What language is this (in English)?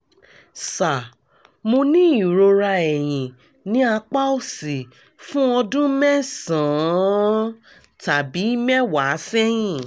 Yoruba